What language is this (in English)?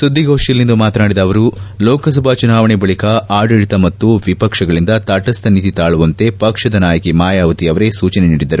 Kannada